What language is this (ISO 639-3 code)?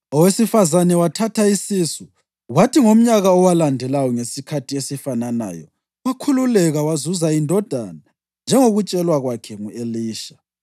nde